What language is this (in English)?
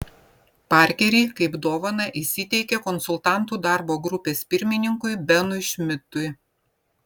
Lithuanian